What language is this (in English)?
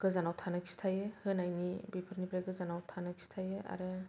Bodo